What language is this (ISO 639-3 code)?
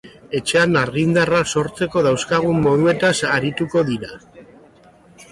eus